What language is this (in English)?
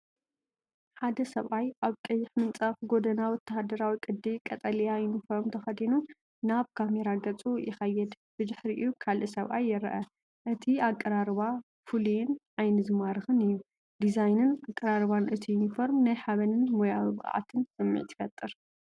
Tigrinya